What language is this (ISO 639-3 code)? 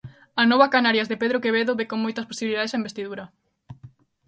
glg